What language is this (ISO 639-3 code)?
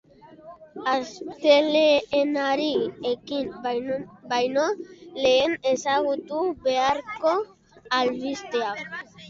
eus